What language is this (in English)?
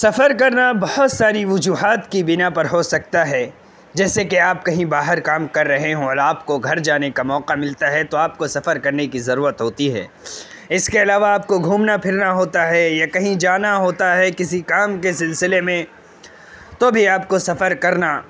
Urdu